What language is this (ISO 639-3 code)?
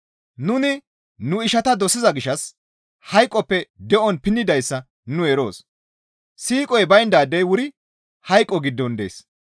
gmv